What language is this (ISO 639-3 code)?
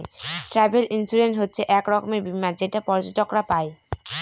ben